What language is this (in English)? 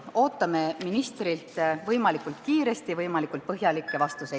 Estonian